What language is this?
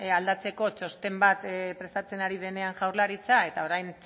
Basque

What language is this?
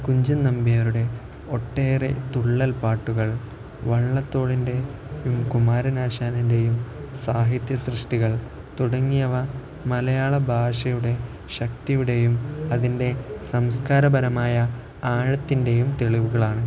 Malayalam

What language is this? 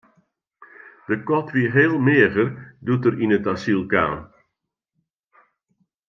Western Frisian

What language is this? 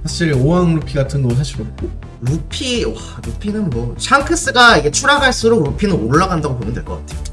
Korean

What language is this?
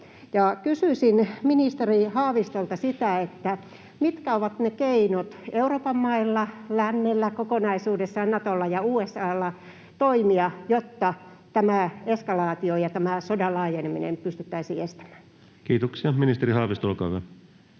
Finnish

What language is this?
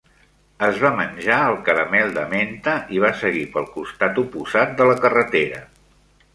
Catalan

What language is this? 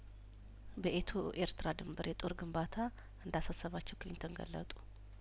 Amharic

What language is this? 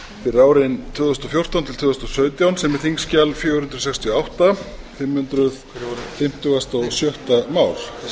Icelandic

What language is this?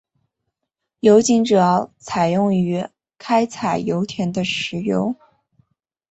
Chinese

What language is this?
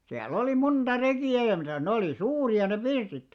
Finnish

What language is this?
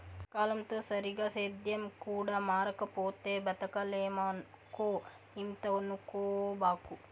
Telugu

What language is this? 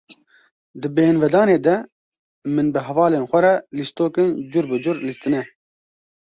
Kurdish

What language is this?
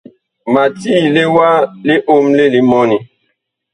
Bakoko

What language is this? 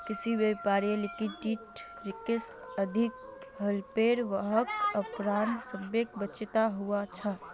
Magahi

